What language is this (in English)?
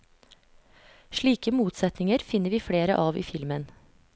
Norwegian